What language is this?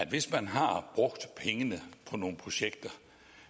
Danish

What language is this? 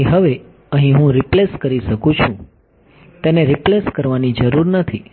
Gujarati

